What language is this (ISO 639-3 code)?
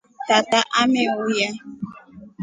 rof